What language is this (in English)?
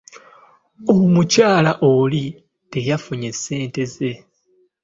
Ganda